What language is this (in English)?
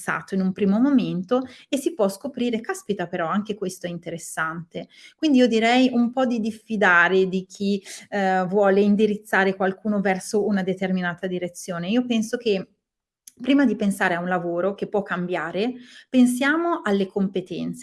Italian